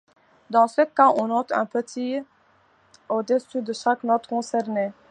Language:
French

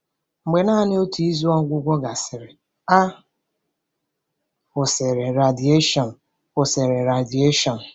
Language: Igbo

